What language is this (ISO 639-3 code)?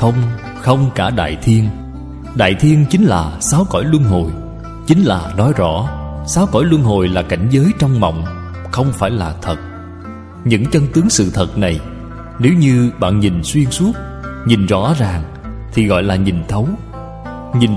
vie